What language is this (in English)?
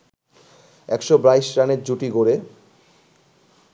Bangla